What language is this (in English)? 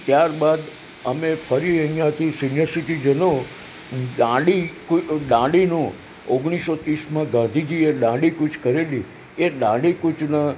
Gujarati